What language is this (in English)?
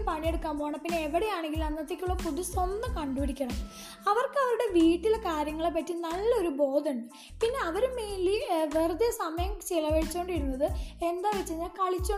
Malayalam